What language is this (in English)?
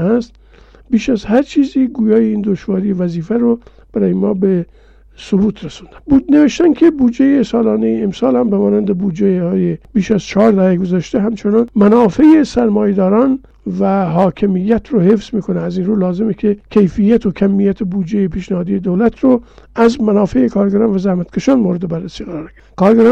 Persian